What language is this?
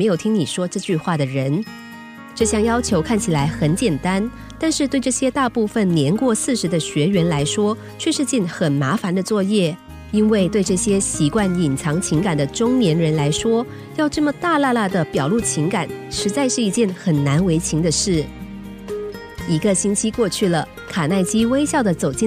Chinese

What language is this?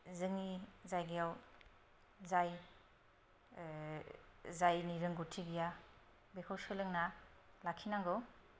Bodo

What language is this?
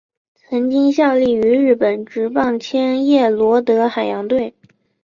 Chinese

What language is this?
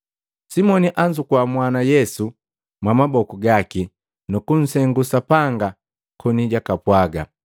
Matengo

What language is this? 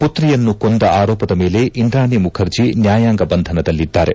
Kannada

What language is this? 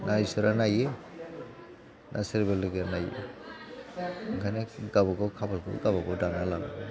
Bodo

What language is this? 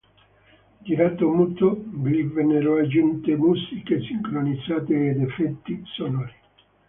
Italian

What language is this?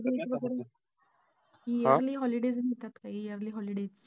Marathi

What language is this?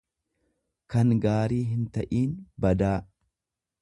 Oromo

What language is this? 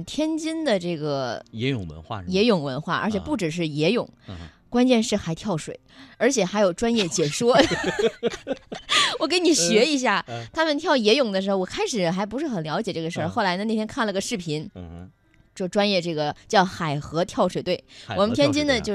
Chinese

